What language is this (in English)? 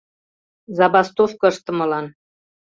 Mari